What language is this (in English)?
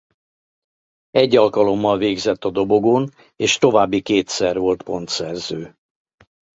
Hungarian